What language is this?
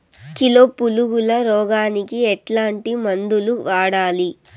Telugu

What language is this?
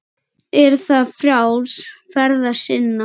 Icelandic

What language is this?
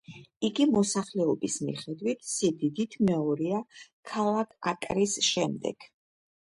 Georgian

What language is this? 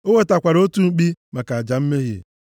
Igbo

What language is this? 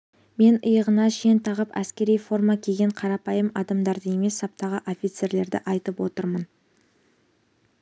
Kazakh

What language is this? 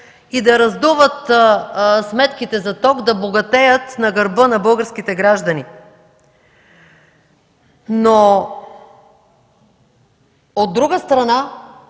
Bulgarian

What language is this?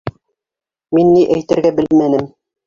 Bashkir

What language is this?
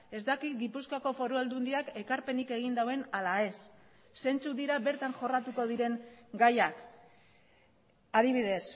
Basque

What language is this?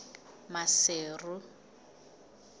Southern Sotho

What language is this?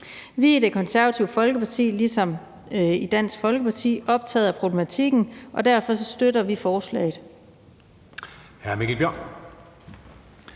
Danish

